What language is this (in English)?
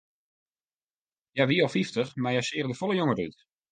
Western Frisian